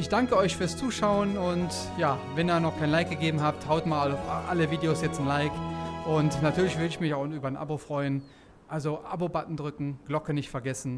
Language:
German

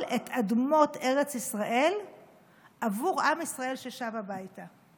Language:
Hebrew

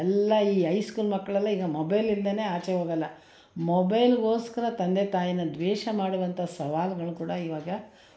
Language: Kannada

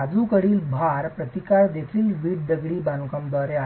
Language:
Marathi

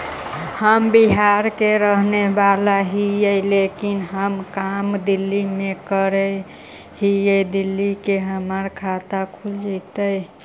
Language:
Magahi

